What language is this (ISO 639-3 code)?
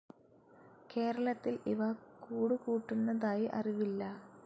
mal